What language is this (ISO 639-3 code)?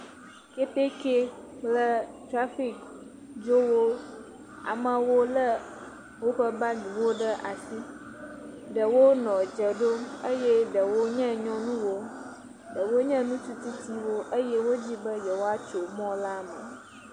ewe